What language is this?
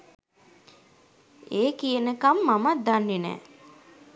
Sinhala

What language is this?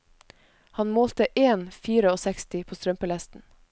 Norwegian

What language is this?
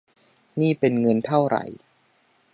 Thai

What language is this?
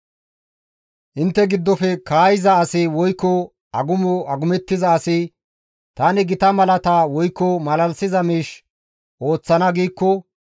Gamo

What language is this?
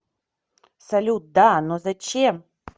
Russian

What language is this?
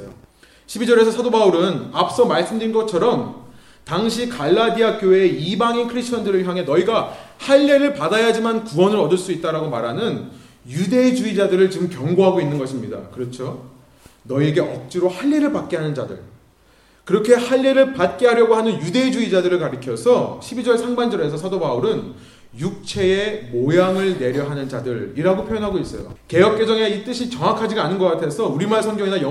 Korean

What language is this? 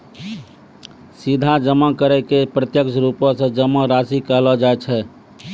Maithili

